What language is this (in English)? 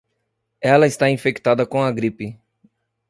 Portuguese